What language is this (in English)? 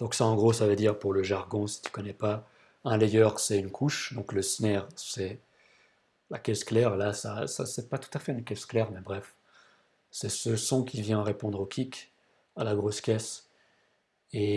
French